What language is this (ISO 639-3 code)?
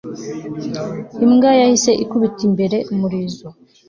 kin